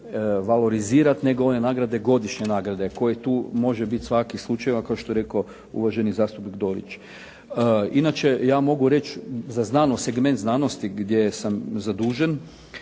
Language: Croatian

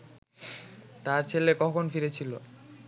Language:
Bangla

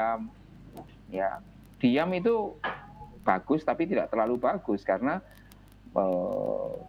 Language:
Indonesian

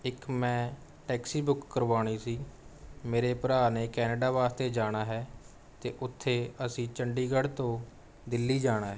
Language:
Punjabi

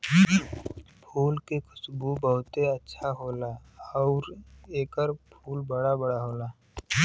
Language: Bhojpuri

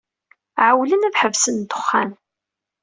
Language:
Kabyle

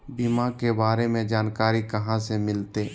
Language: Magahi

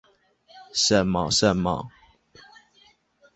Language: Chinese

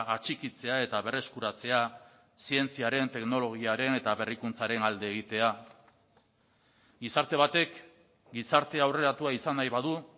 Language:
Basque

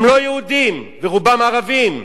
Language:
Hebrew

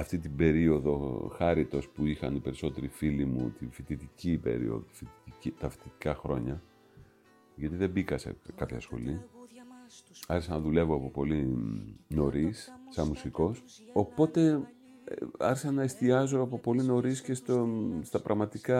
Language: Greek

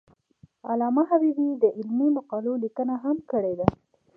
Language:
Pashto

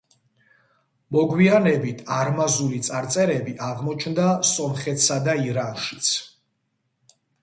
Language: Georgian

